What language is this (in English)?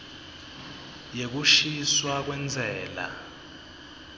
Swati